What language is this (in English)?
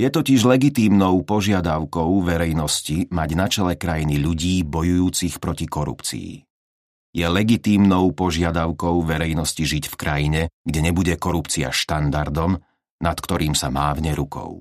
Slovak